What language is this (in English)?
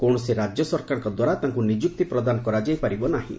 Odia